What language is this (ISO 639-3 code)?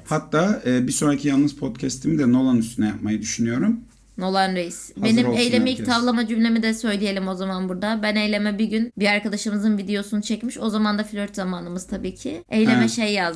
tur